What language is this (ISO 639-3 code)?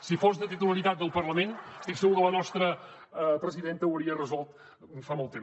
cat